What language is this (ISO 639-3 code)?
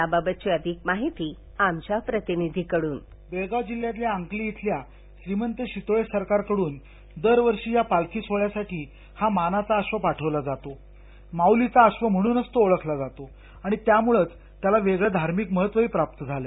mar